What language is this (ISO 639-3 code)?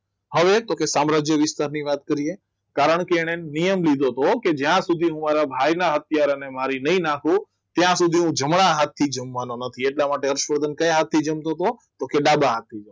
guj